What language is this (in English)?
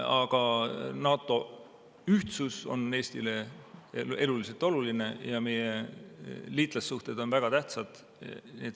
Estonian